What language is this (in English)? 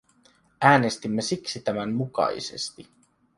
Finnish